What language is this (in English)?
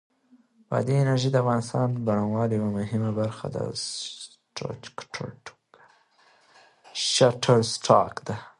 Pashto